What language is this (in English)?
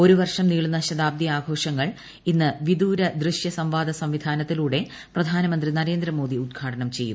Malayalam